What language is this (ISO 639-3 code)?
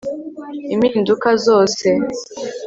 kin